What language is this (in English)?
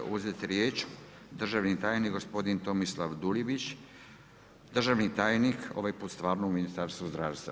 Croatian